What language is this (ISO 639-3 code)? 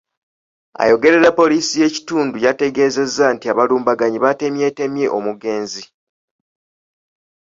lug